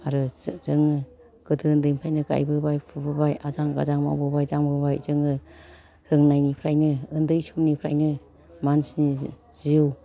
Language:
Bodo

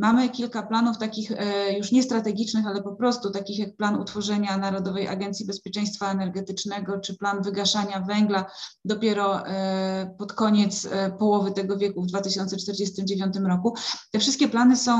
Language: Polish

